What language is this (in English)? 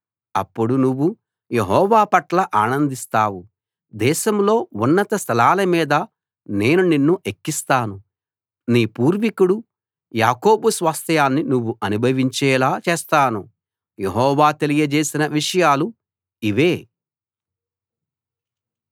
Telugu